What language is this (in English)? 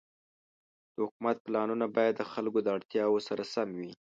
Pashto